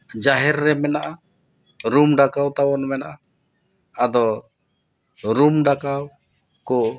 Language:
Santali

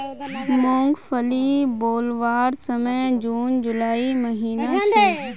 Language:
Magahi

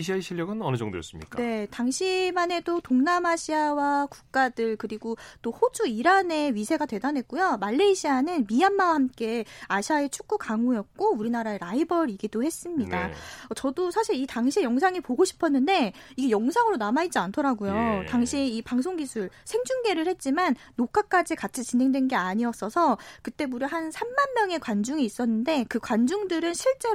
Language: Korean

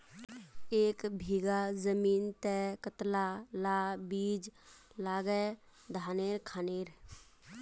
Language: Magahi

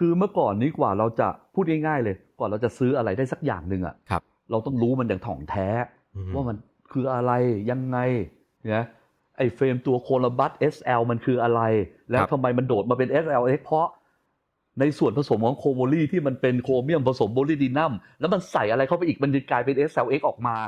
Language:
Thai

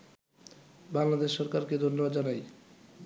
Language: Bangla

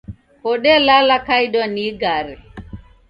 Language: Taita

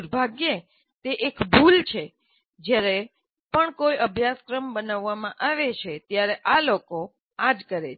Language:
Gujarati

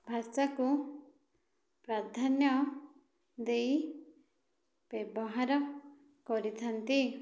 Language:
Odia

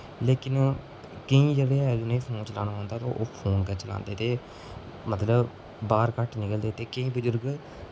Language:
Dogri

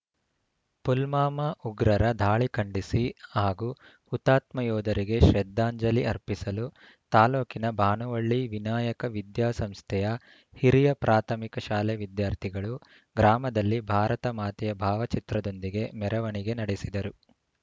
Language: Kannada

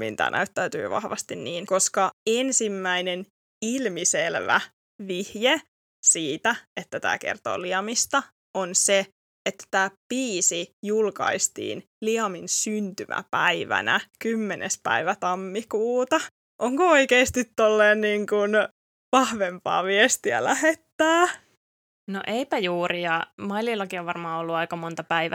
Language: Finnish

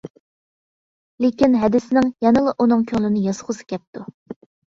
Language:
Uyghur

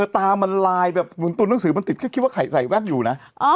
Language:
Thai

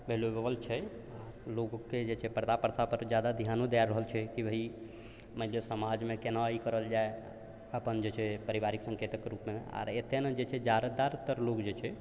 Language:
Maithili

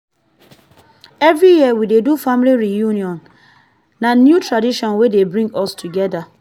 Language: Nigerian Pidgin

